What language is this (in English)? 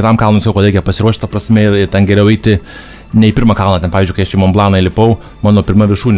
Lithuanian